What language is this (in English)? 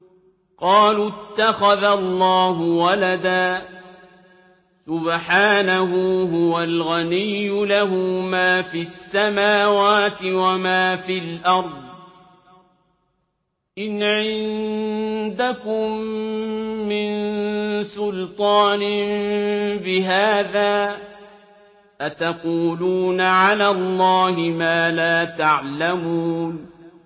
Arabic